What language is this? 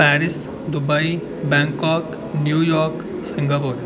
Dogri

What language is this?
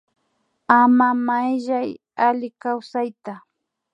Imbabura Highland Quichua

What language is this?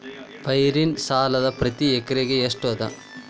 Kannada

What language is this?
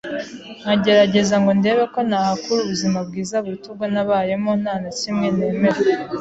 Kinyarwanda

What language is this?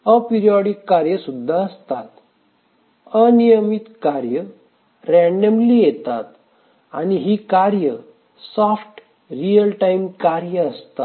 Marathi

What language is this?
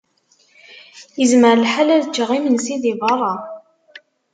Kabyle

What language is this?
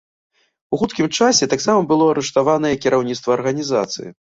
Belarusian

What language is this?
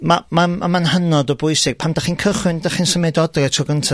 Welsh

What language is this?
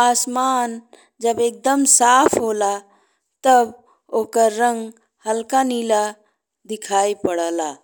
Bhojpuri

